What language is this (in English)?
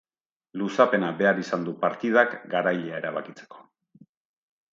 Basque